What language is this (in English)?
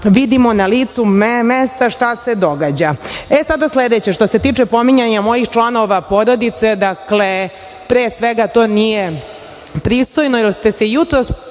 Serbian